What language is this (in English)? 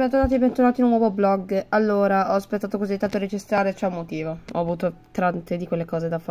Italian